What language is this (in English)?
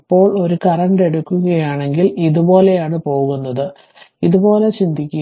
Malayalam